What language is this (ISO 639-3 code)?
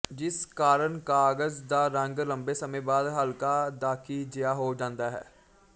pan